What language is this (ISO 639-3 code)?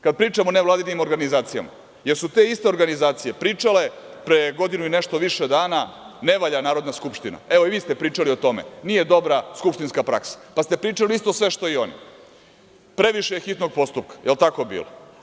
srp